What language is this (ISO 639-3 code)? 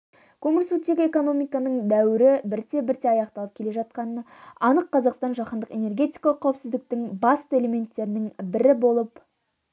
kaz